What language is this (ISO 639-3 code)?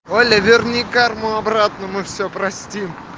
rus